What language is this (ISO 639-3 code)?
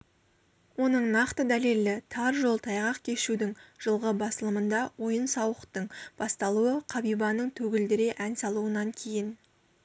kaz